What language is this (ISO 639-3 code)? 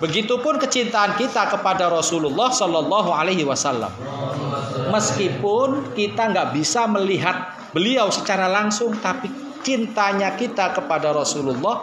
ind